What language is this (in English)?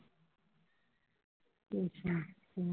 Punjabi